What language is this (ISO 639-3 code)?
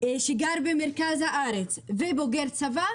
heb